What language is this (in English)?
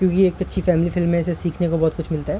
Urdu